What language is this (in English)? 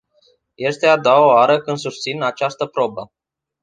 Romanian